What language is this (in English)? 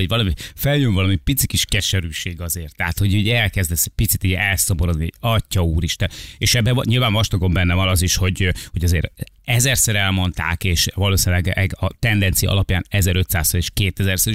Hungarian